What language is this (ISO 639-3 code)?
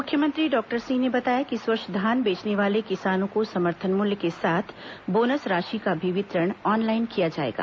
hin